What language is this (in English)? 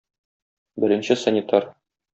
Tatar